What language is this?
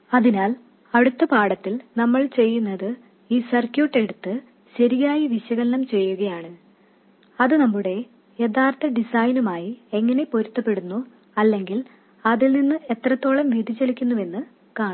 Malayalam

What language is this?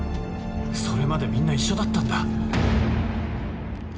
Japanese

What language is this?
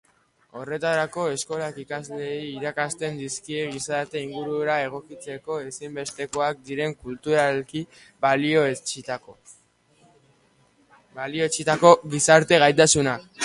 Basque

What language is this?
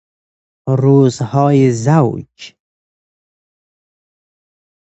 Persian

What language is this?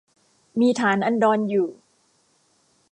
Thai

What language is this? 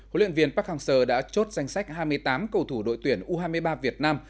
Vietnamese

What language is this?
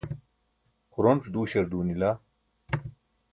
Burushaski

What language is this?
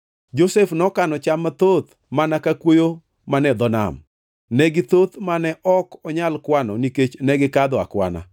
Luo (Kenya and Tanzania)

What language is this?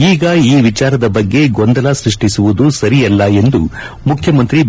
Kannada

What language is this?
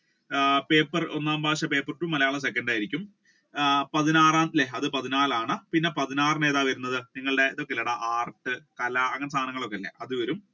Malayalam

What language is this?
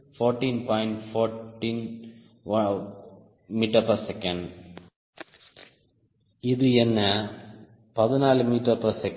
Tamil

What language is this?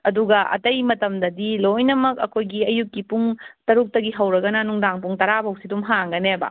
Manipuri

